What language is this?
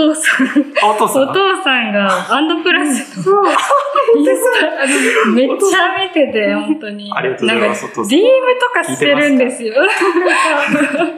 Japanese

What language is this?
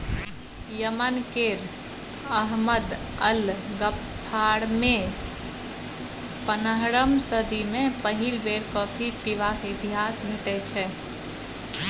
Maithili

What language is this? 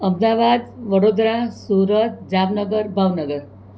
Gujarati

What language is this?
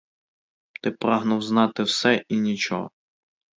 Ukrainian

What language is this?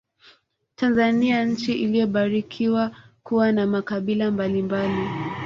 Swahili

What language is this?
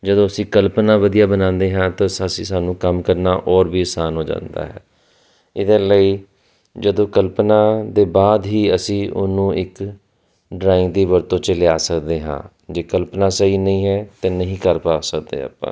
Punjabi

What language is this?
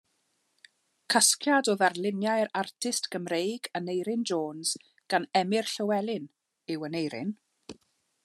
Welsh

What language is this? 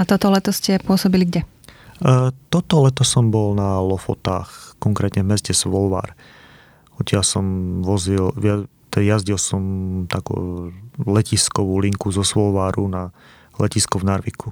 Slovak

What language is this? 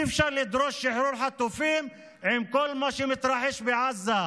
Hebrew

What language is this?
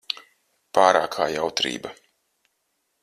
Latvian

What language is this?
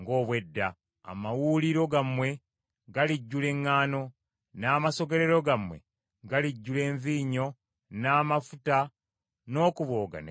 Ganda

